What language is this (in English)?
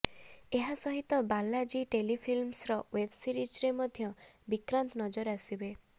Odia